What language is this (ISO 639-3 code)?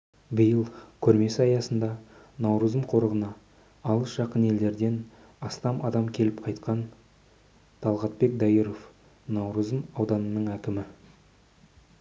kaz